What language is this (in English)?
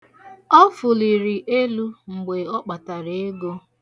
Igbo